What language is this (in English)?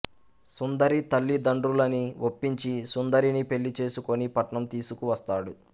Telugu